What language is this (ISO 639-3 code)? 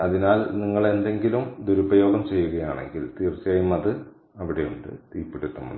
mal